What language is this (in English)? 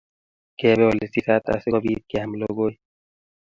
Kalenjin